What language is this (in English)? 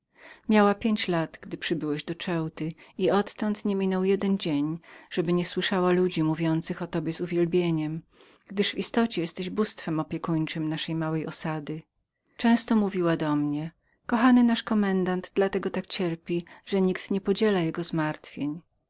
Polish